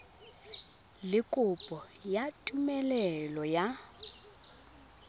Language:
Tswana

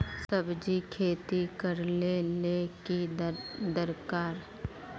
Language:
Magahi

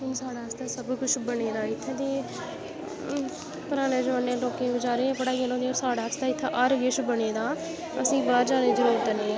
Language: Dogri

